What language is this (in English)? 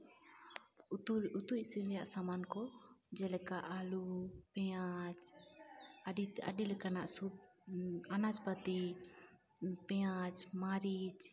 Santali